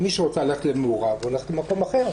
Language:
Hebrew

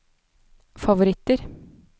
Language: Norwegian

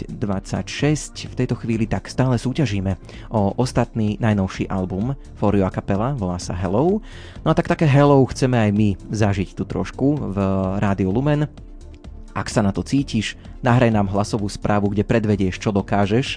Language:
Slovak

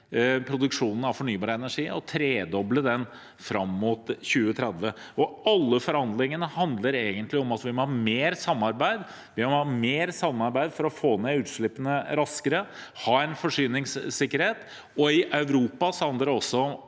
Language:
Norwegian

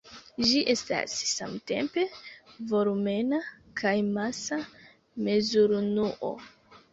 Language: Esperanto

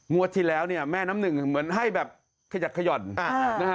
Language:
Thai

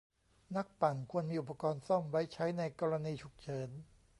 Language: Thai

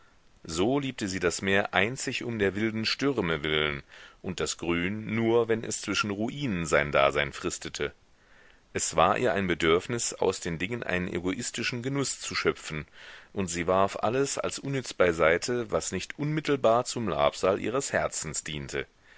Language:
German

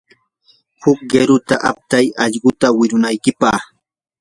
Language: Yanahuanca Pasco Quechua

